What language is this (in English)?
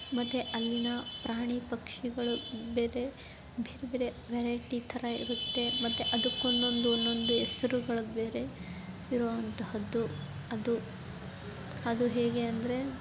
Kannada